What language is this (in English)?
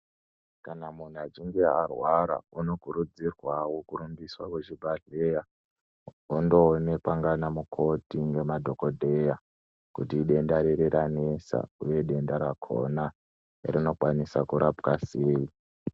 Ndau